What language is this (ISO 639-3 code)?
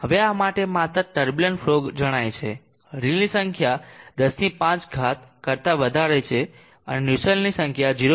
guj